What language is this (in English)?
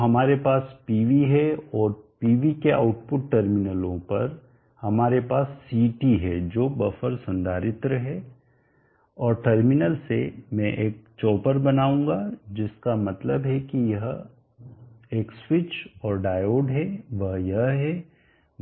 Hindi